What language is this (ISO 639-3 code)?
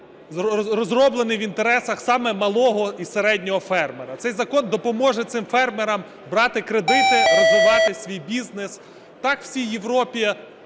ukr